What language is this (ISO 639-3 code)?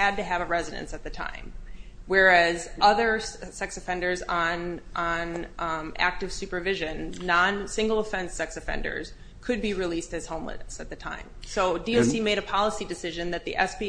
eng